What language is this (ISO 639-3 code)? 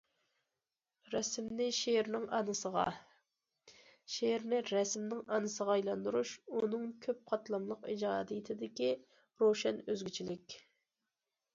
uig